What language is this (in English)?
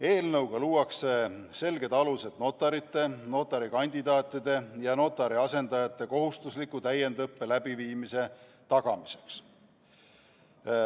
Estonian